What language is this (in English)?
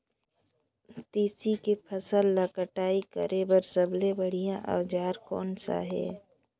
Chhattisgarhi